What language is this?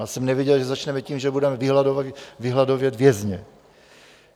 Czech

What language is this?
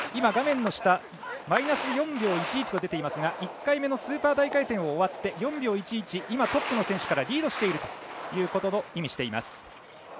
Japanese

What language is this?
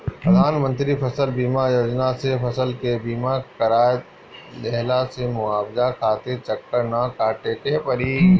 Bhojpuri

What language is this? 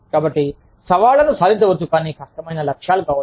Telugu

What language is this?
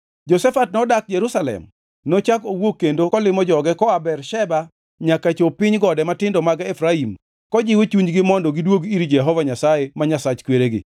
Luo (Kenya and Tanzania)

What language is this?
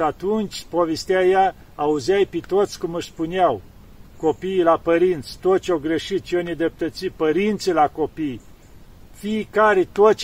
Romanian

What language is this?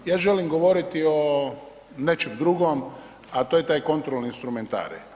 Croatian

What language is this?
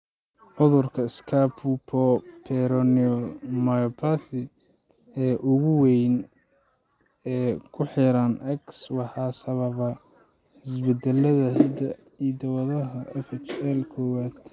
Somali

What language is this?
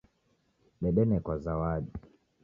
Taita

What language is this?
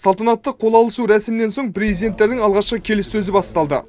Kazakh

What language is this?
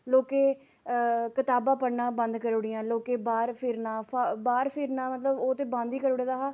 Dogri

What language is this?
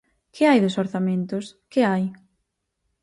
Galician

